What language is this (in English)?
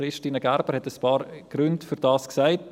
Swiss German